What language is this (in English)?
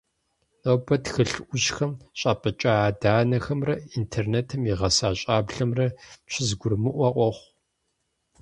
Kabardian